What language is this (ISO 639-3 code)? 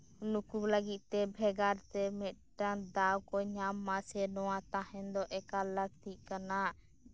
sat